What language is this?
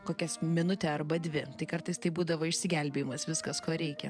Lithuanian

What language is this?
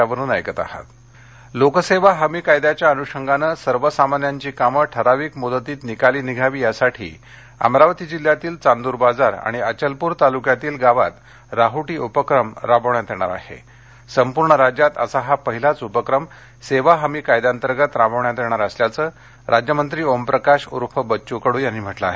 Marathi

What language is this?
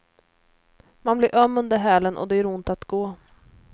Swedish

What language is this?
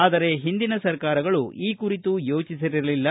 Kannada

